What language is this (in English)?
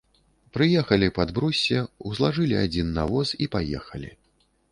Belarusian